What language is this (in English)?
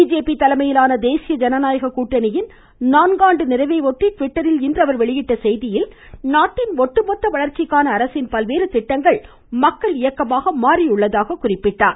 Tamil